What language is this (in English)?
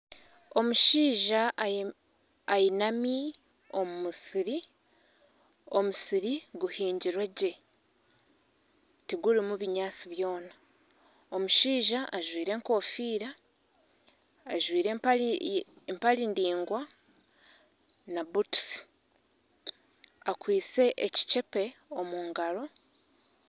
Nyankole